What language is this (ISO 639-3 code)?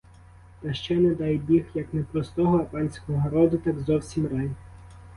ukr